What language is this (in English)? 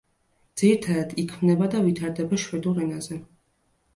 Georgian